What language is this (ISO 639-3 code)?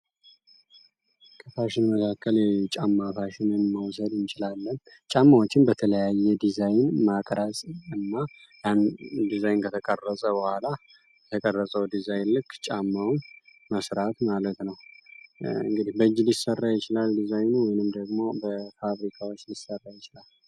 amh